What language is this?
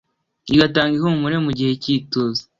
Kinyarwanda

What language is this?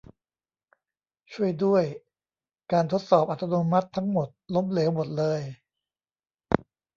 Thai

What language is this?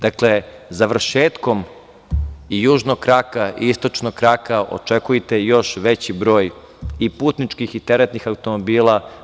Serbian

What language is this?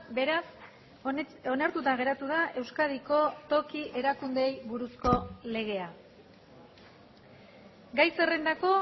Basque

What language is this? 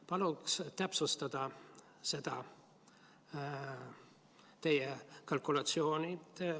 Estonian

